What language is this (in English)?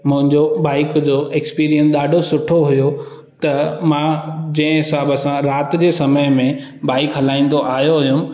Sindhi